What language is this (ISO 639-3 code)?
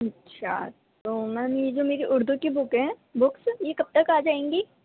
urd